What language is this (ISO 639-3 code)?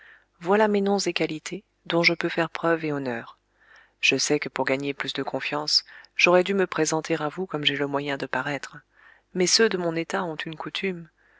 fra